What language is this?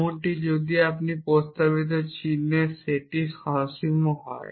Bangla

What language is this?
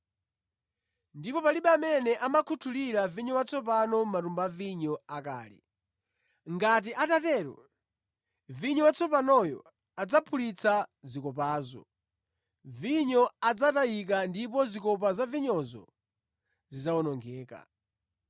Nyanja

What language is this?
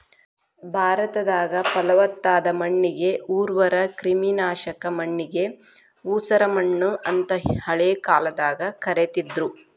Kannada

